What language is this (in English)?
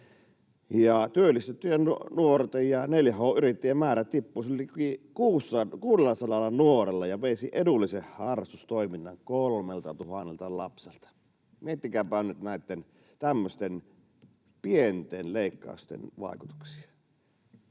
Finnish